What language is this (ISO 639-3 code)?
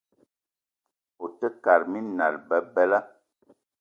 eto